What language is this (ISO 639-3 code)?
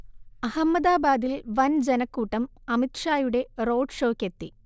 mal